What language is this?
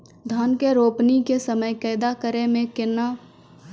Maithili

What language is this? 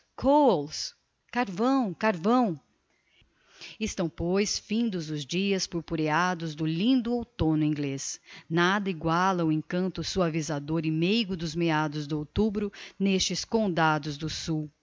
Portuguese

